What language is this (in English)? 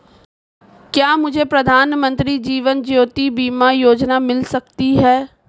Hindi